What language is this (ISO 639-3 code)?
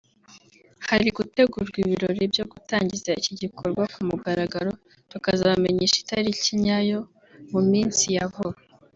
kin